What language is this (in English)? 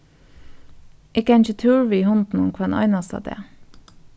Faroese